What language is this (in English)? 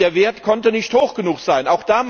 German